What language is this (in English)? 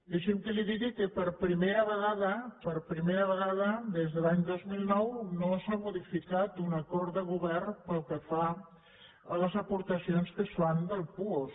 Catalan